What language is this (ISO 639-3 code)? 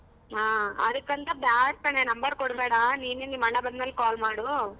kan